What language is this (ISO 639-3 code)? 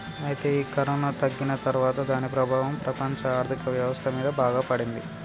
tel